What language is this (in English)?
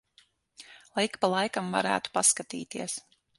Latvian